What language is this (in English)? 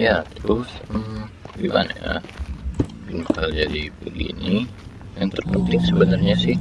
Indonesian